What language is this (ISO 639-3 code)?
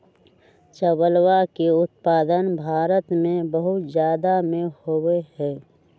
mag